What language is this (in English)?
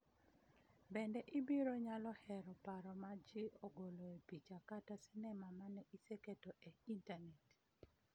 Luo (Kenya and Tanzania)